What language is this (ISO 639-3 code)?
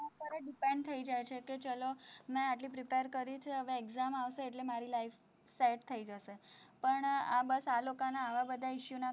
guj